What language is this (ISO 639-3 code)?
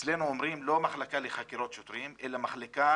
heb